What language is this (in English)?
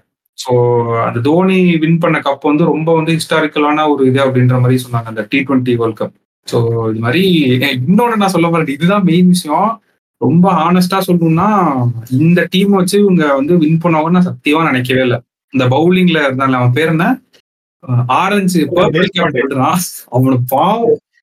Tamil